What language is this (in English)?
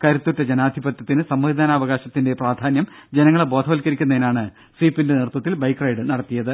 Malayalam